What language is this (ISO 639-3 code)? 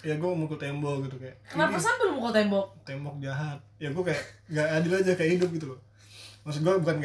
ind